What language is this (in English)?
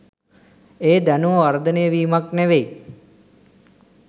Sinhala